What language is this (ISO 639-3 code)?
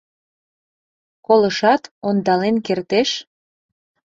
chm